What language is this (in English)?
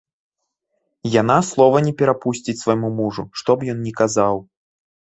Belarusian